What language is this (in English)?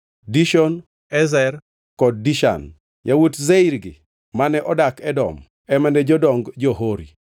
Luo (Kenya and Tanzania)